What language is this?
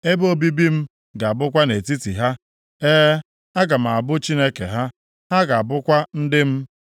Igbo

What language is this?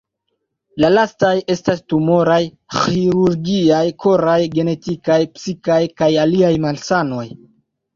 Esperanto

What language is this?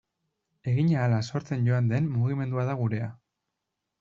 Basque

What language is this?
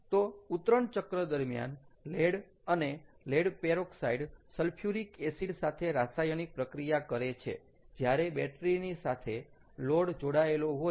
Gujarati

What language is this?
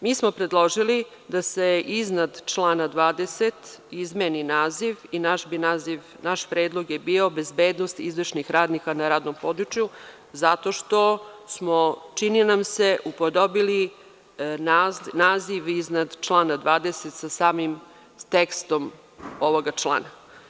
Serbian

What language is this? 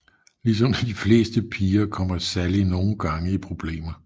Danish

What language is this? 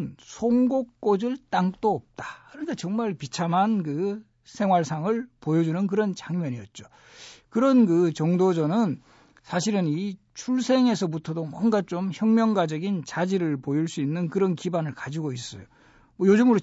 Korean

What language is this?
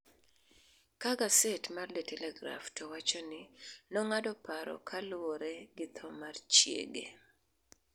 Luo (Kenya and Tanzania)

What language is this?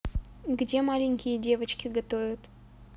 Russian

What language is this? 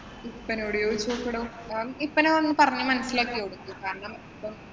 Malayalam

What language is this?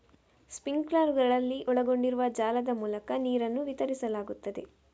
Kannada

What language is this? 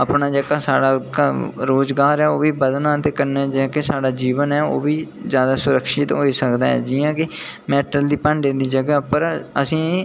Dogri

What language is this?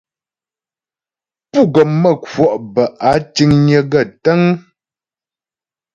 Ghomala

